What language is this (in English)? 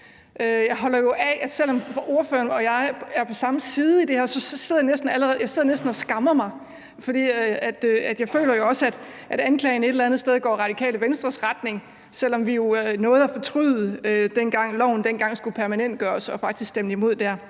Danish